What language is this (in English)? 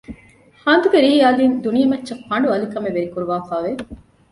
Divehi